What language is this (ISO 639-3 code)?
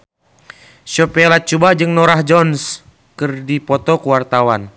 sun